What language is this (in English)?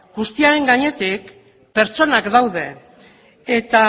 Basque